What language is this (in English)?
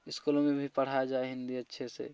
Hindi